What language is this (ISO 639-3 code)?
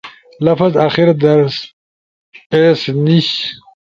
ush